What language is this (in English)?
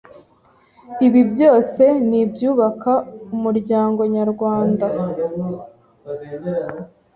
Kinyarwanda